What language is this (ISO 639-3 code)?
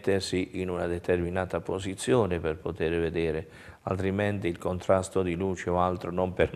ita